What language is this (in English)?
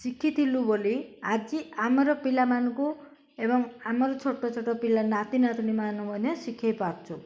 Odia